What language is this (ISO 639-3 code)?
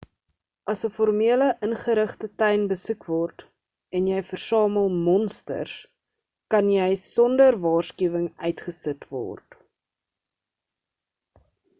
afr